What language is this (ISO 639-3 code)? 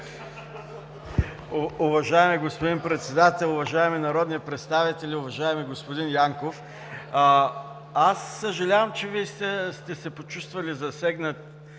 bul